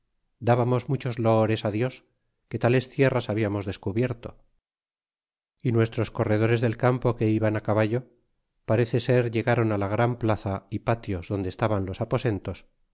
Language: Spanish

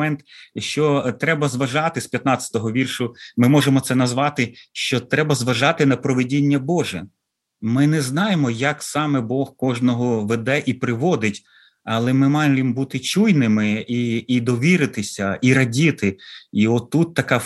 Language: Ukrainian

